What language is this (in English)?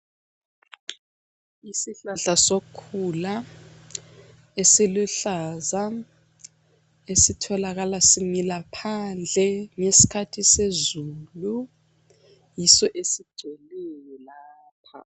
North Ndebele